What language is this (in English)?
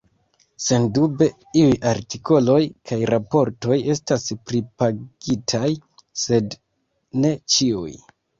Esperanto